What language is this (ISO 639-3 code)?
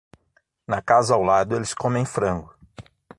por